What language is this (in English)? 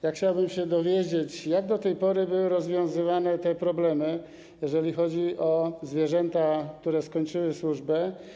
Polish